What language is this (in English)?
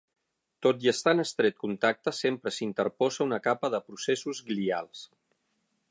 Catalan